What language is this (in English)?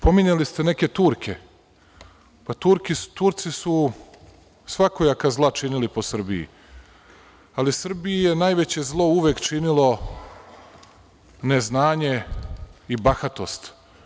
Serbian